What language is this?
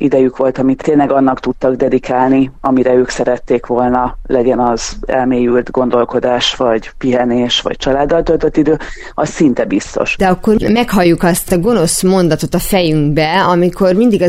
Hungarian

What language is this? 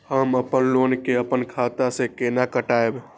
Maithili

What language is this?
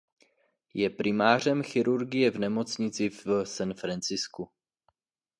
Czech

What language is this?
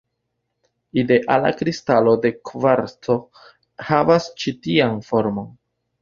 Esperanto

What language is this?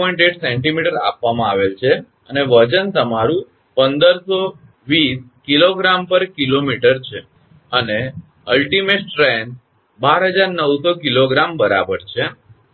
Gujarati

